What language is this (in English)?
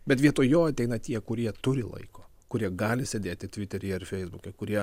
Lithuanian